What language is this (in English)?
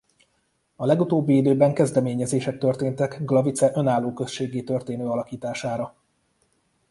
Hungarian